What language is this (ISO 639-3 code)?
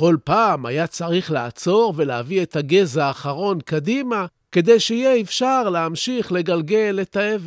heb